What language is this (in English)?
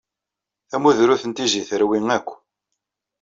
Kabyle